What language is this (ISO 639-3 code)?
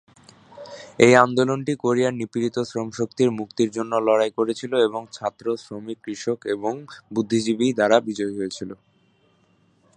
ben